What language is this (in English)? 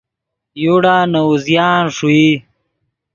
Yidgha